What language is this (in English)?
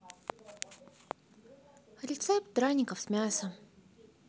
Russian